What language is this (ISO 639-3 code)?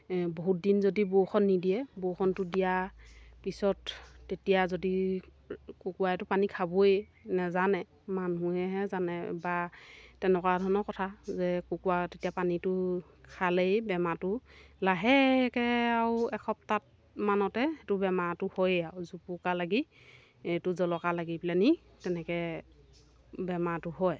asm